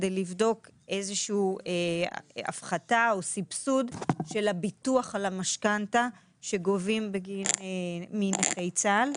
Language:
Hebrew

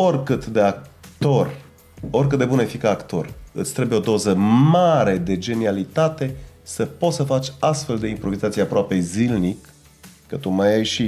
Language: Romanian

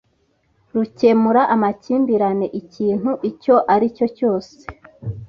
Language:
Kinyarwanda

